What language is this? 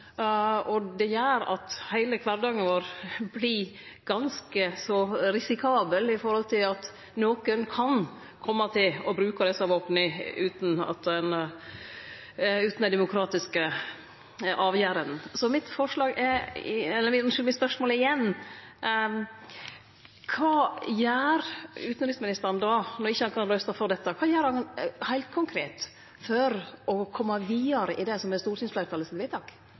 Norwegian Nynorsk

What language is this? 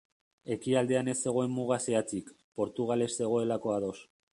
Basque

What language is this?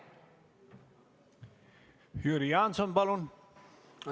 Estonian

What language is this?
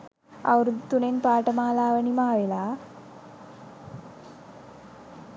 Sinhala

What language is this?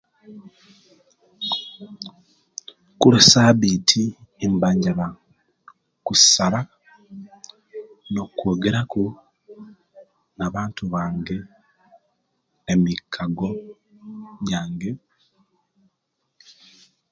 Kenyi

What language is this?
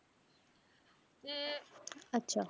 Punjabi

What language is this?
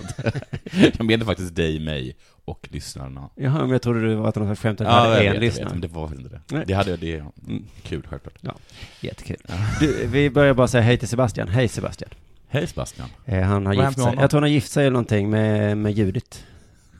Swedish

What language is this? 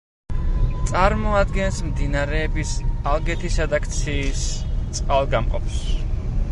Georgian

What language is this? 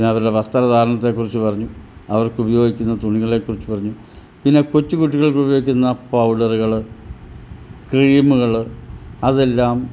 Malayalam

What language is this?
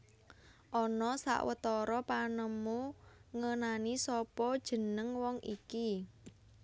Javanese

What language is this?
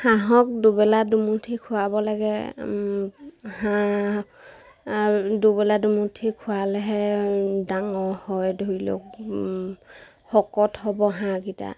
Assamese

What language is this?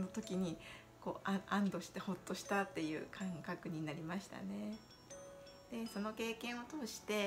Japanese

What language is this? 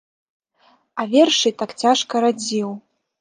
Belarusian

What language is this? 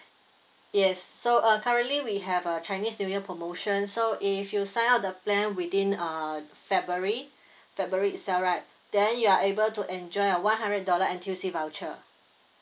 English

